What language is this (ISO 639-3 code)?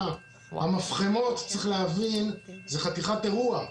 heb